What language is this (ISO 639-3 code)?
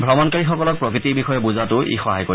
asm